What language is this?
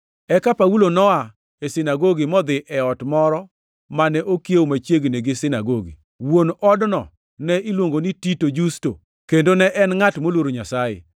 Luo (Kenya and Tanzania)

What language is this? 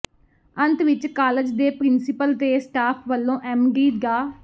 Punjabi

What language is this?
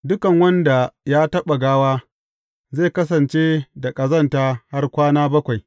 Hausa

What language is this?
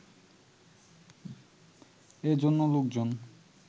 Bangla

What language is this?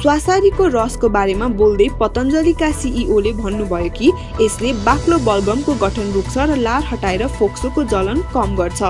Turkish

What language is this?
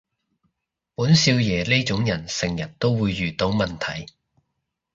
Cantonese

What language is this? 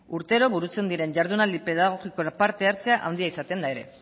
Basque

